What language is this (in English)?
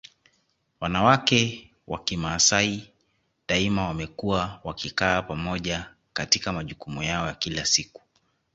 Swahili